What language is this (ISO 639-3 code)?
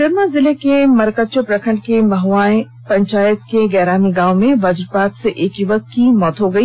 hin